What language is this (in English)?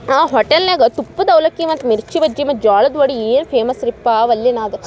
Kannada